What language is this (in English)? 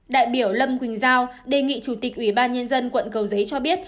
Vietnamese